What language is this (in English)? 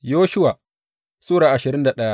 Hausa